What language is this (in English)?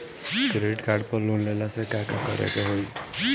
Bhojpuri